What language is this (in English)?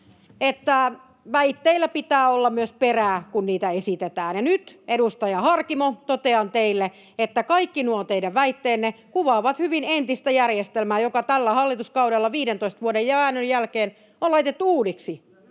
Finnish